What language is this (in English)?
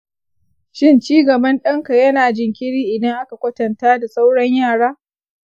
Hausa